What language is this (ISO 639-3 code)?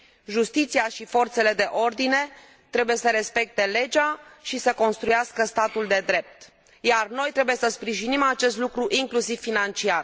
ron